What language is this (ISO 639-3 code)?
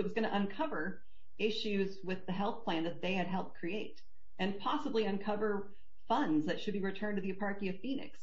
eng